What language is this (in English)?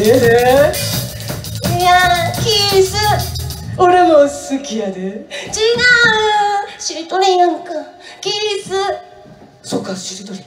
Japanese